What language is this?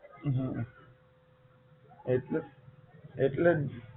Gujarati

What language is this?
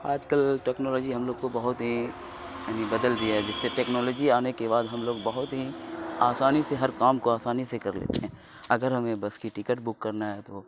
Urdu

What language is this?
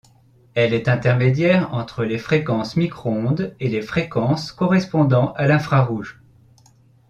French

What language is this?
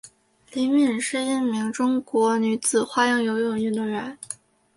Chinese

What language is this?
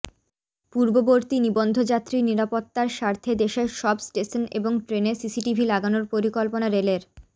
Bangla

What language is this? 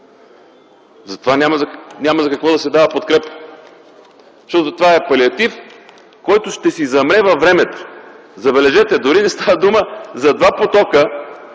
Bulgarian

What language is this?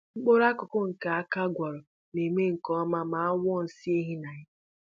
Igbo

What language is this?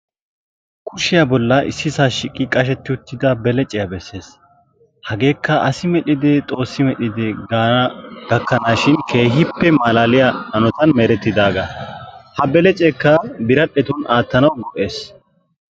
Wolaytta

